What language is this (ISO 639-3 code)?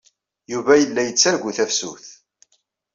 kab